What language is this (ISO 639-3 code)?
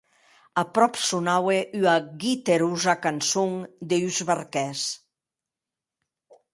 oci